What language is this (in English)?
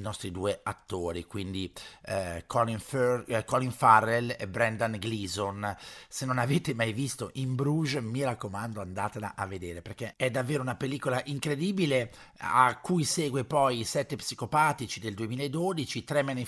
Italian